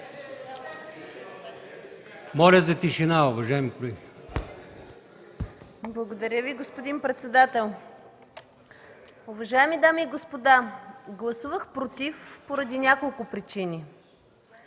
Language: Bulgarian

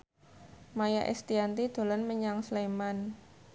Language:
Javanese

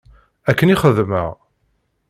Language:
Kabyle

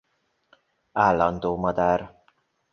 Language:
Hungarian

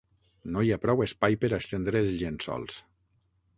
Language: Catalan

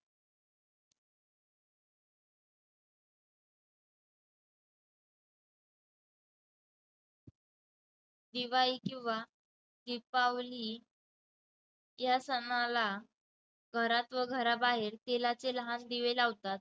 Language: Marathi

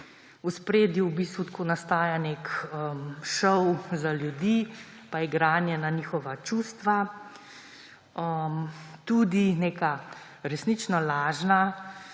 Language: Slovenian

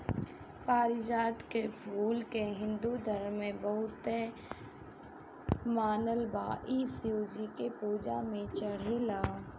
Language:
Bhojpuri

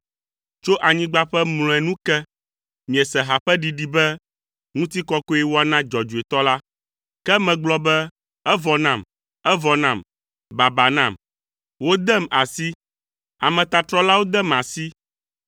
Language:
Ewe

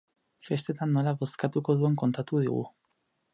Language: Basque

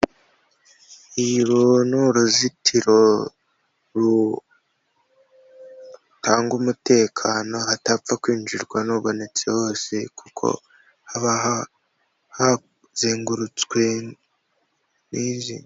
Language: Kinyarwanda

